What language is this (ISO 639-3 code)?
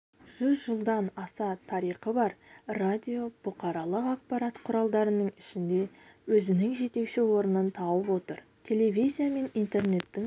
kaz